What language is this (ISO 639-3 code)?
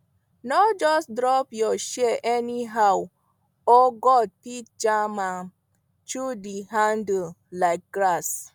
pcm